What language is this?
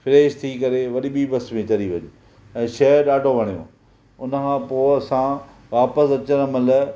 Sindhi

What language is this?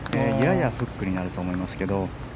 Japanese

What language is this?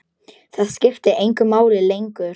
Icelandic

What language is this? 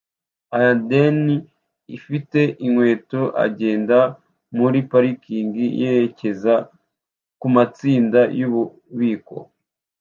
Kinyarwanda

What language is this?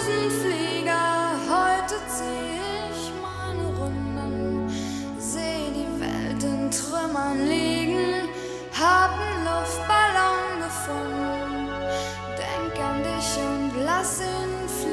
Slovak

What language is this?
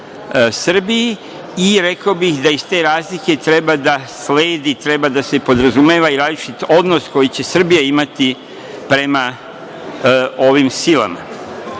Serbian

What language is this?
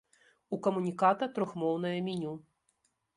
Belarusian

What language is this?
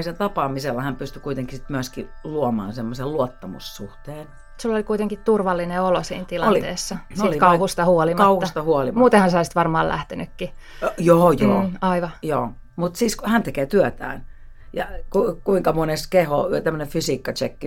Finnish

